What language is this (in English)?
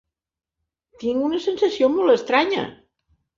Catalan